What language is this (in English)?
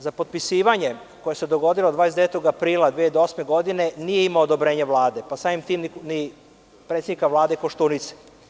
Serbian